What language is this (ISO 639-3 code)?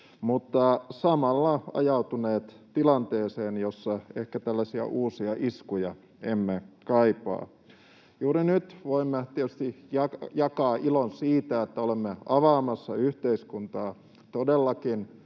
fin